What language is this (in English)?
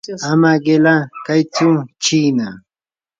Yanahuanca Pasco Quechua